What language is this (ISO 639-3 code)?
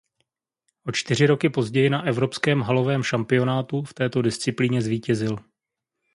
ces